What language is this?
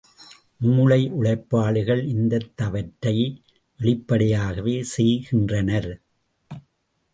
Tamil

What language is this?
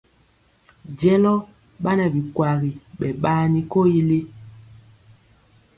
Mpiemo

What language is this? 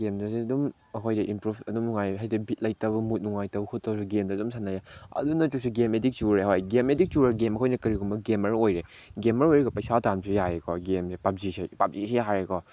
Manipuri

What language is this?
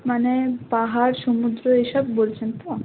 Bangla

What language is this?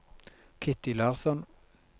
Norwegian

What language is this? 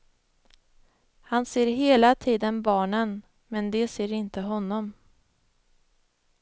Swedish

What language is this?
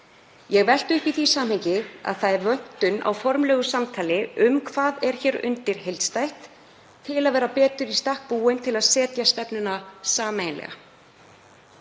Icelandic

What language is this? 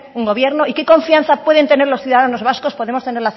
Spanish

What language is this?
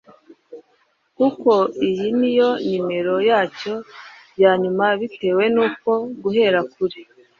Kinyarwanda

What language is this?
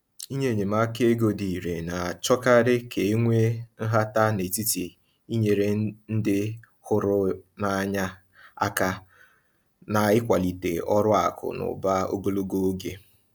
Igbo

